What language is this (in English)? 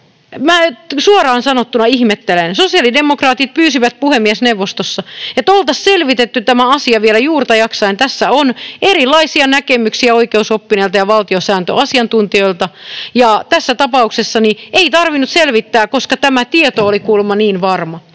Finnish